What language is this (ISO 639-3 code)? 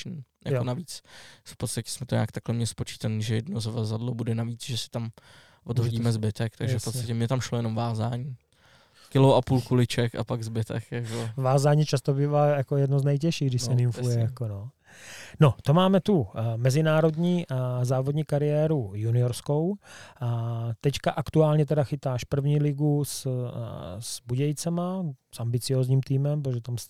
ces